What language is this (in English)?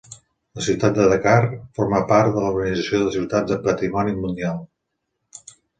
Catalan